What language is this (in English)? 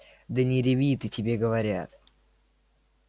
Russian